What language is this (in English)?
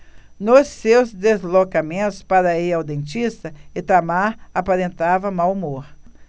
Portuguese